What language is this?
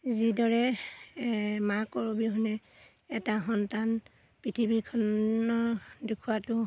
Assamese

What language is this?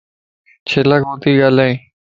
Lasi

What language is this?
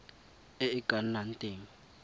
Tswana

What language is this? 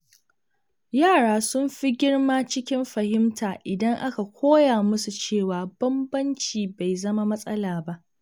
Hausa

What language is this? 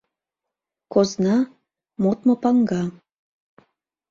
Mari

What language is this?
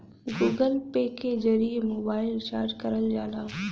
Bhojpuri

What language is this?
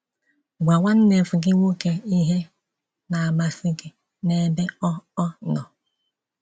Igbo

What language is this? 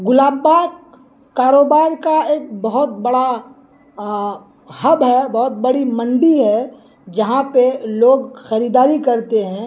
Urdu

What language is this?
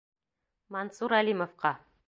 Bashkir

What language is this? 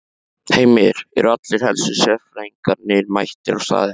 Icelandic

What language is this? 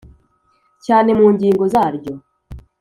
Kinyarwanda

